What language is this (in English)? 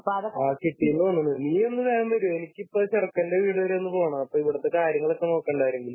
Malayalam